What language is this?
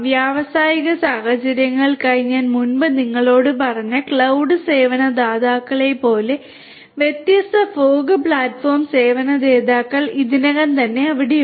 Malayalam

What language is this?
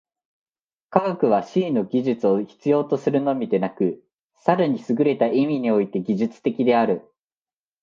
Japanese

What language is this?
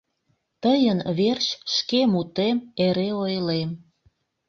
Mari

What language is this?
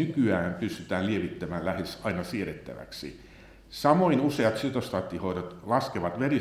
Finnish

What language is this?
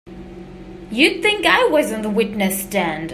English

